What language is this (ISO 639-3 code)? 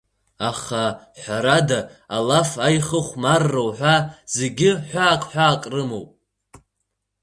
abk